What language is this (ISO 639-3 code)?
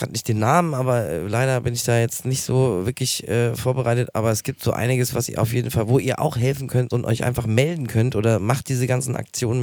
deu